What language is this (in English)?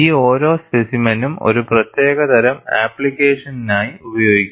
Malayalam